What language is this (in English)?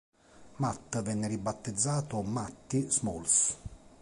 Italian